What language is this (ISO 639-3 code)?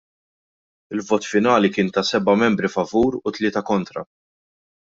mlt